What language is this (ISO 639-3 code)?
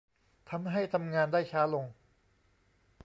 tha